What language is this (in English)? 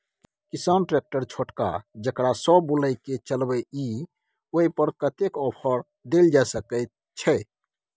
Maithili